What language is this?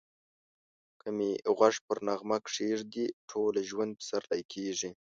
Pashto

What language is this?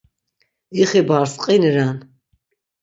Laz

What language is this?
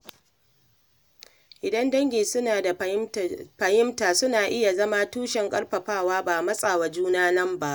Hausa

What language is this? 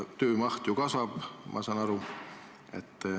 Estonian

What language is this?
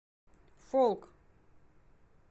Russian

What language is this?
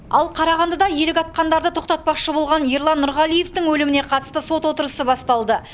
Kazakh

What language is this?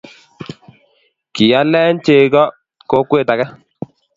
Kalenjin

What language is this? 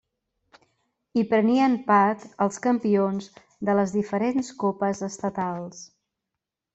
Catalan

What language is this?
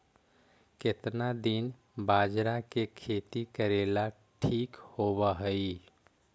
Magahi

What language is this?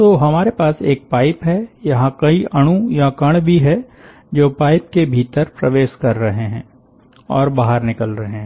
Hindi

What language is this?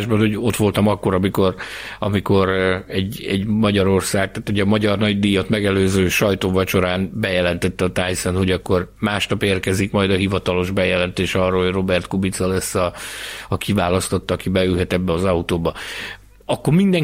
Hungarian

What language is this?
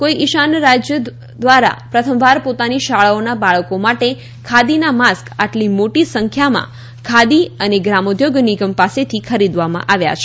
Gujarati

